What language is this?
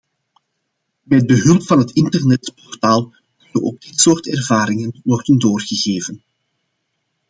Dutch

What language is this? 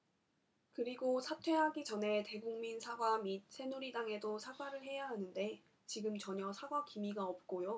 Korean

